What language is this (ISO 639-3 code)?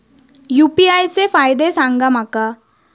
mar